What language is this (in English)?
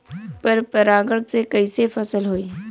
Bhojpuri